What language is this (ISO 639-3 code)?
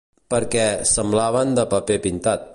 cat